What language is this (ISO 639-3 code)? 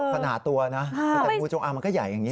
tha